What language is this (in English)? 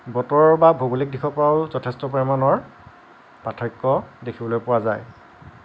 Assamese